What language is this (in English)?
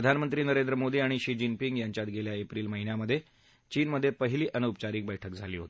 Marathi